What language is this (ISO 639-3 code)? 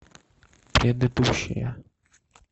rus